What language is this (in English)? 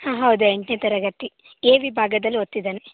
Kannada